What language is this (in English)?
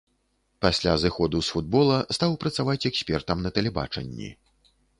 Belarusian